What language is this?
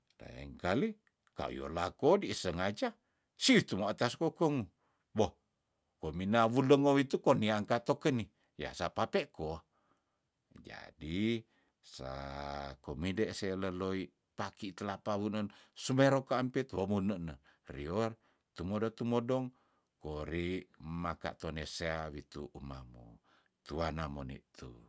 Tondano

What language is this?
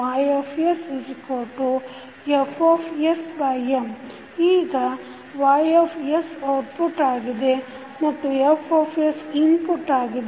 Kannada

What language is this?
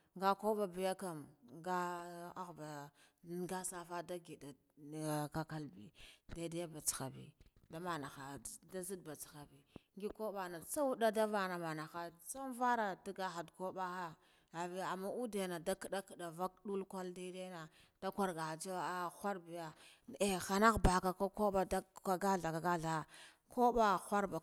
Guduf-Gava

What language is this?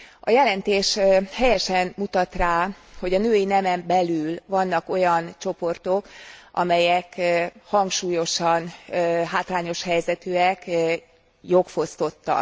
Hungarian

